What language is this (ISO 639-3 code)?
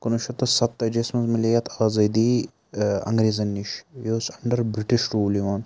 kas